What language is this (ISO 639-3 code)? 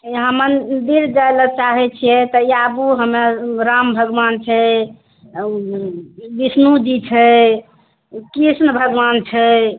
mai